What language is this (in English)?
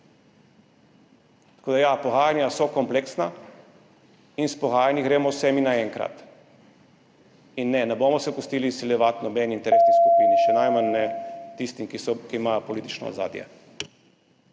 Slovenian